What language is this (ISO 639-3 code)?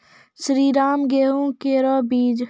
mai